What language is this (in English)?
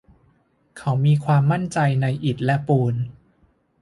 Thai